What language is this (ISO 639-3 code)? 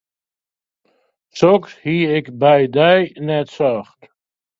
fry